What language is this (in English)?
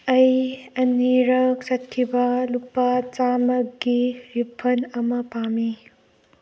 Manipuri